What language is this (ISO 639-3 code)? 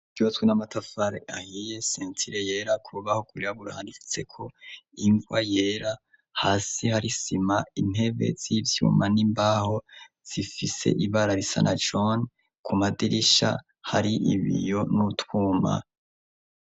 run